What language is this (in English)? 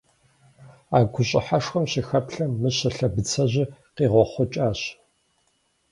Kabardian